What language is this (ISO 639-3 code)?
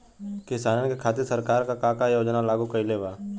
bho